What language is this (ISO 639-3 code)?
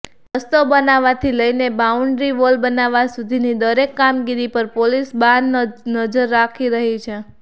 guj